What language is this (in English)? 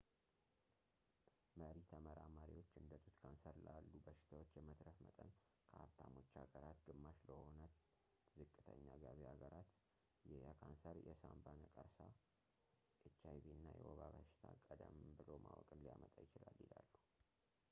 Amharic